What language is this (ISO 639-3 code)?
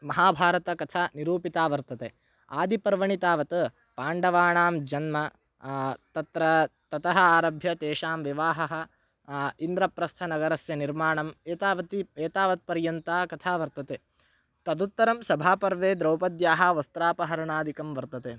san